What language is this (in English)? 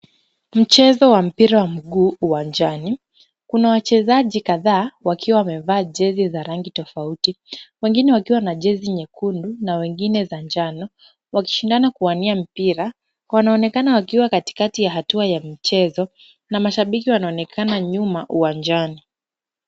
Swahili